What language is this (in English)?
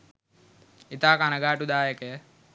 Sinhala